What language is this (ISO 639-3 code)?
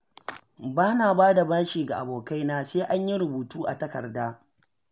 hau